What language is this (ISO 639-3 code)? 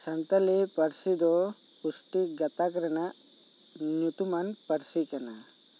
sat